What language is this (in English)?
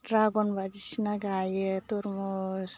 Bodo